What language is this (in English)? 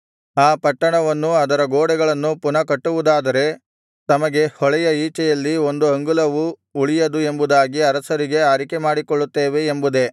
Kannada